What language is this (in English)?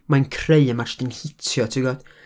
Welsh